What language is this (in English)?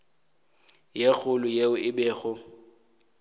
Northern Sotho